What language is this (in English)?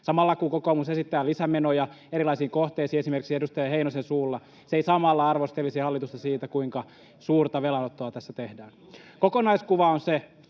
Finnish